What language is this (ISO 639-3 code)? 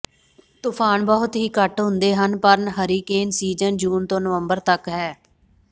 pan